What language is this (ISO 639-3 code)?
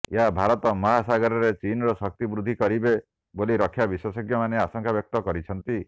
ori